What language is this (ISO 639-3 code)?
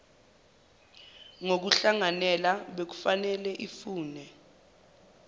zul